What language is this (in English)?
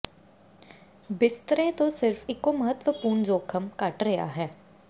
Punjabi